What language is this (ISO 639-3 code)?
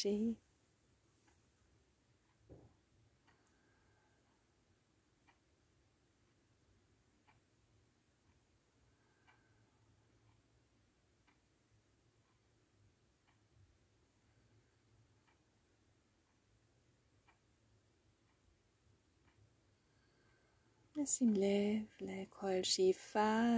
heb